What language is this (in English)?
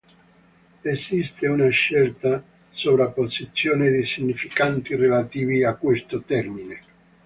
Italian